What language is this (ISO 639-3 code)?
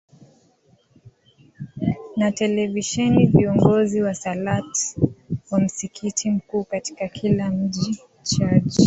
swa